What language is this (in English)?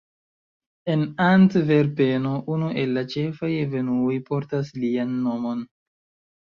Esperanto